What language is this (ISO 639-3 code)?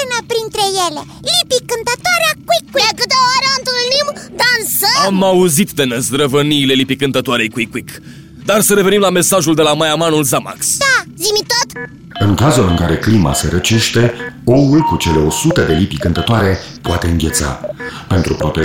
ron